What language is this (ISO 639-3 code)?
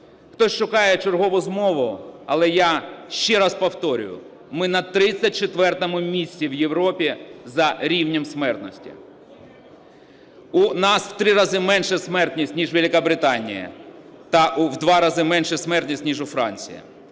ukr